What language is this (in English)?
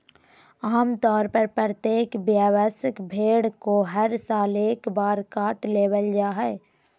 Magahi